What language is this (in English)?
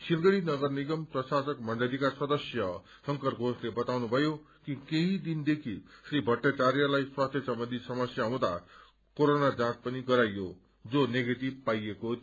Nepali